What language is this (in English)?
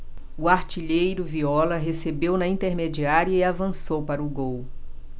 Portuguese